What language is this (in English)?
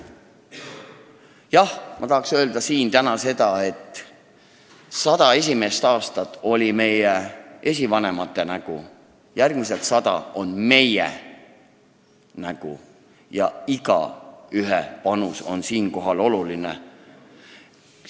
Estonian